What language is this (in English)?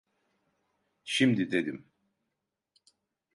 Turkish